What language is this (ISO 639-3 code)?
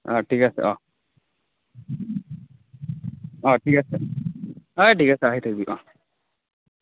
asm